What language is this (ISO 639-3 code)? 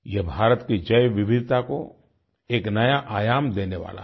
hin